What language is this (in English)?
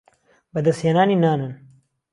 Central Kurdish